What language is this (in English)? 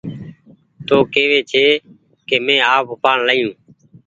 Goaria